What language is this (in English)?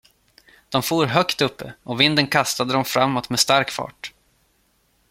Swedish